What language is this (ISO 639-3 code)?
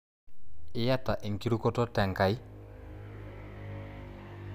mas